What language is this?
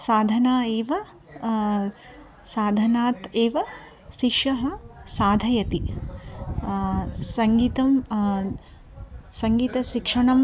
Sanskrit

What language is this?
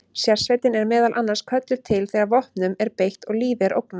Icelandic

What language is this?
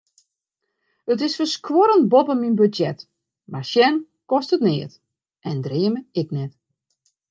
Western Frisian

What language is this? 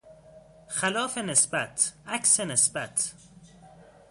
Persian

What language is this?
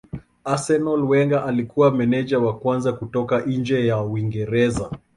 Swahili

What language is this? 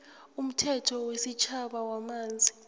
South Ndebele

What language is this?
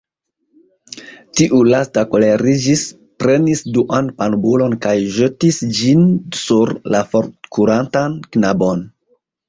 Esperanto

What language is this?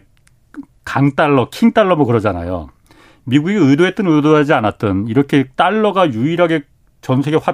Korean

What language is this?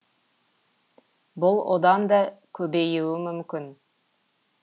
Kazakh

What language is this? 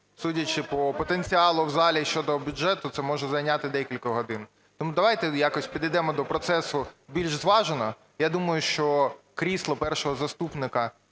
Ukrainian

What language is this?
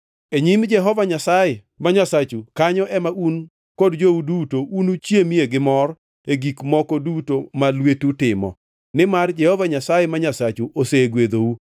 Luo (Kenya and Tanzania)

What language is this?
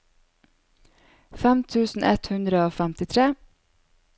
Norwegian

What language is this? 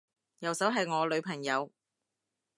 Cantonese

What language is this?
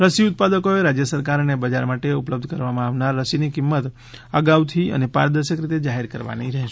Gujarati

